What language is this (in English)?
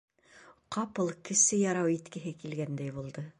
Bashkir